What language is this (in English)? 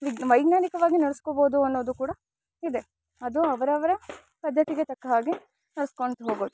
Kannada